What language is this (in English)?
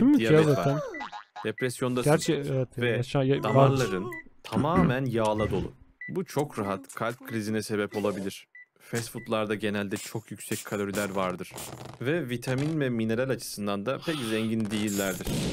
Turkish